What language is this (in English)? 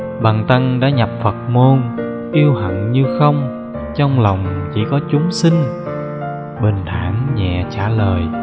Vietnamese